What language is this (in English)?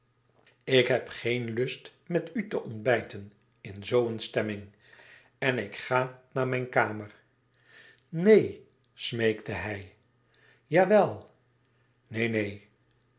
Dutch